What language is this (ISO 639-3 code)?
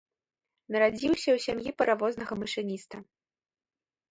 bel